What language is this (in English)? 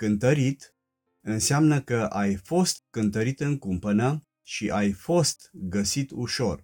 Romanian